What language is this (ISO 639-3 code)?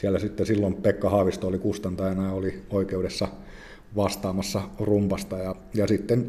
fin